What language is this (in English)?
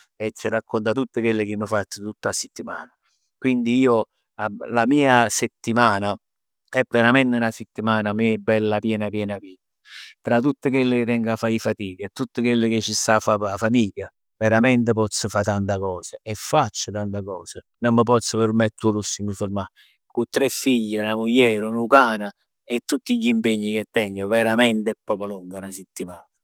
Neapolitan